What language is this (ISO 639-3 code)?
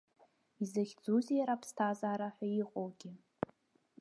abk